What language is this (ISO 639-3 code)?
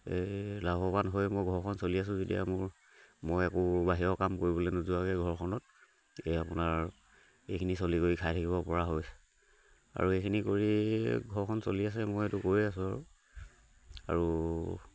asm